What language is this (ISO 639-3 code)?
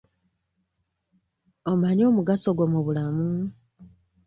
lug